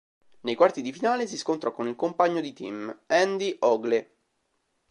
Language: Italian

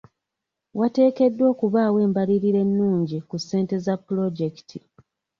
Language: Ganda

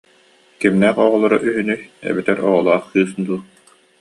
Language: Yakut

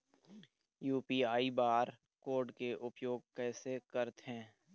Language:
Chhattisgarhi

